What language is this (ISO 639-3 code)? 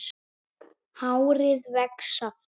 isl